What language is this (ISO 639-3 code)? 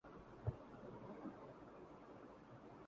urd